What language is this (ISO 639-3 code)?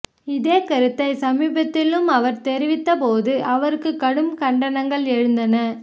tam